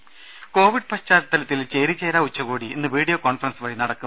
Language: Malayalam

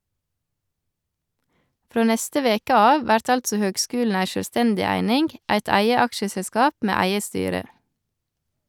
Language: Norwegian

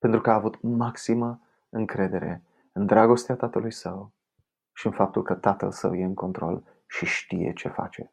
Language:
Romanian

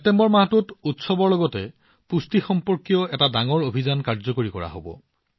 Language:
Assamese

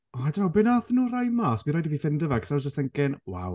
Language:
Welsh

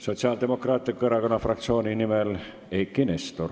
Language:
Estonian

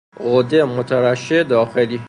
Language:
Persian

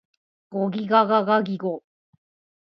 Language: Japanese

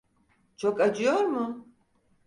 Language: Turkish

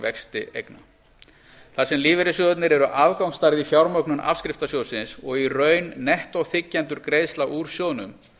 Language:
Icelandic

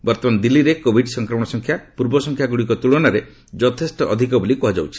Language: Odia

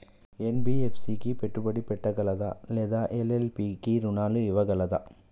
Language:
Telugu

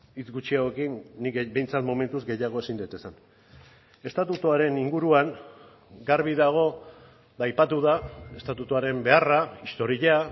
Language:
Basque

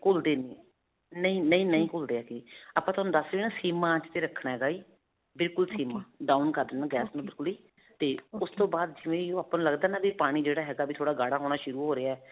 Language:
Punjabi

